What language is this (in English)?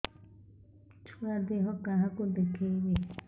Odia